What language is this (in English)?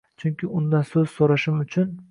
Uzbek